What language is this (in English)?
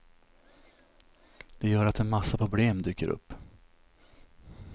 Swedish